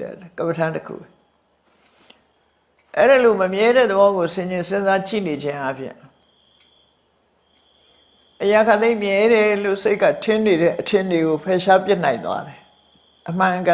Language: Vietnamese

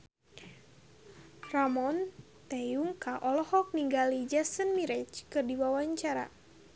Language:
Sundanese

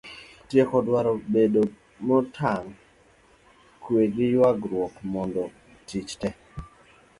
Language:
Luo (Kenya and Tanzania)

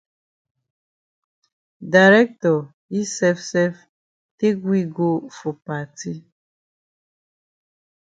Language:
Cameroon Pidgin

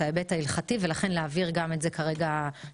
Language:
Hebrew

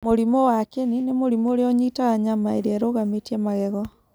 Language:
Kikuyu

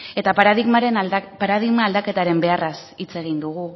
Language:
Basque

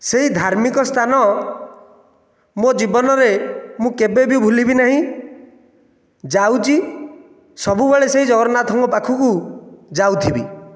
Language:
Odia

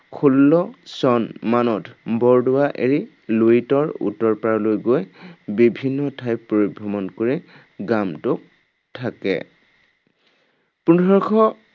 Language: Assamese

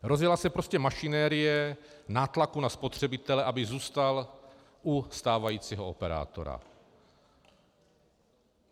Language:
Czech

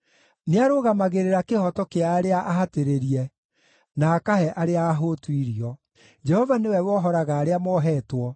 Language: Kikuyu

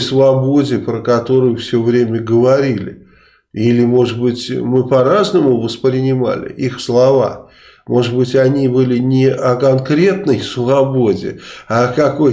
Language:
Russian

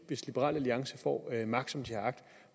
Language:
Danish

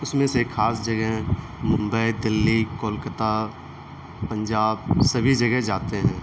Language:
Urdu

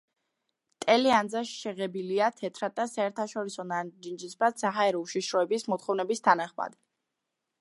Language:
Georgian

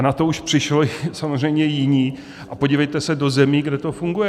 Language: Czech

